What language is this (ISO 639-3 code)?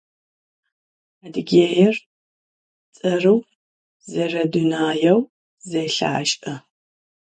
ady